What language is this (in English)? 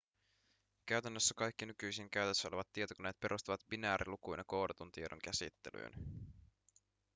Finnish